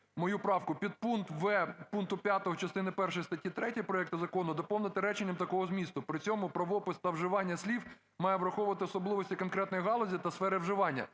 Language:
Ukrainian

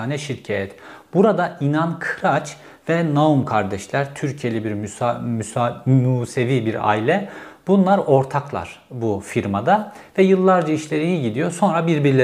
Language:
Turkish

